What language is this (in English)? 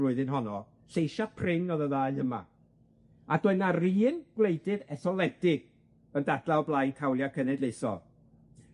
Welsh